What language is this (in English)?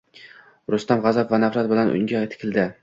Uzbek